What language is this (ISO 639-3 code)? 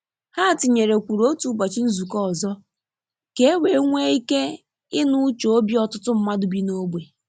ibo